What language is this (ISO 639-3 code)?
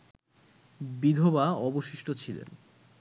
ben